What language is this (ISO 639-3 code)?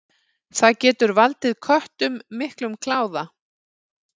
isl